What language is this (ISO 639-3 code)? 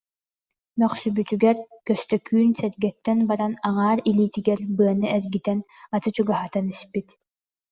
sah